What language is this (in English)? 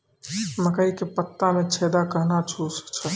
Maithili